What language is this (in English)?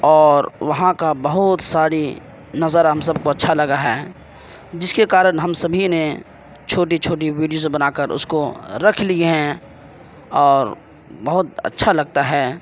Urdu